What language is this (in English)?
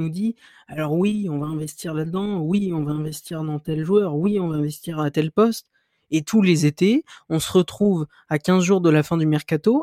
French